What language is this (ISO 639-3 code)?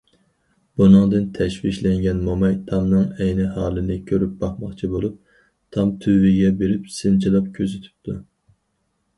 uig